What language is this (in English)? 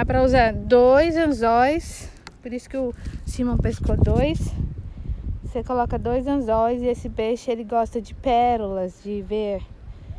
Portuguese